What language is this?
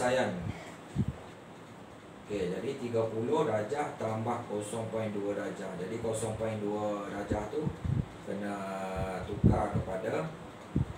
Malay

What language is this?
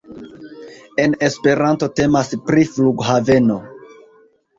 Esperanto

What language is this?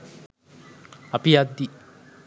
Sinhala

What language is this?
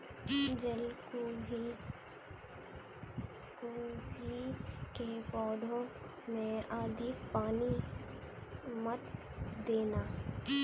Hindi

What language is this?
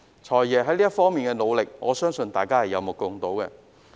Cantonese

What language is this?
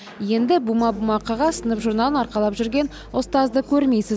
Kazakh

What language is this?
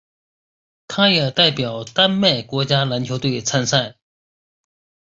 Chinese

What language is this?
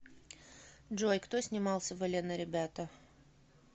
Russian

